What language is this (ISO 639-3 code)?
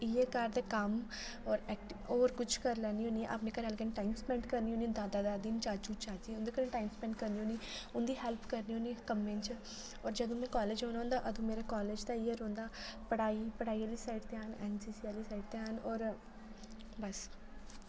doi